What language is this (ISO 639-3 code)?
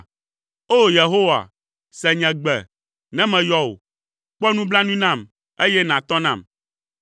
ewe